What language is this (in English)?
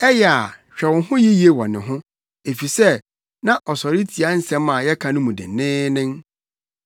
Akan